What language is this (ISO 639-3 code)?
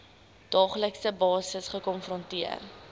afr